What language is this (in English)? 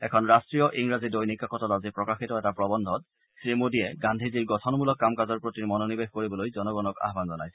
Assamese